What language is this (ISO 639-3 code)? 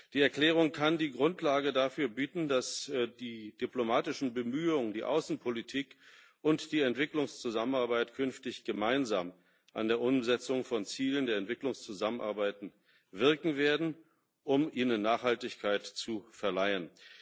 deu